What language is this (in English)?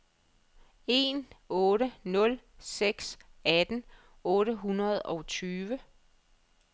Danish